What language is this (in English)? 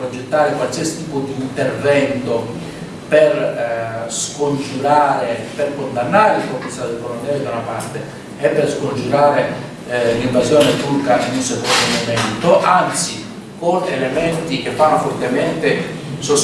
Italian